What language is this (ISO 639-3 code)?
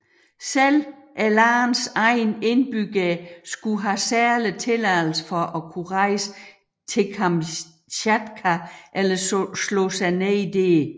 dan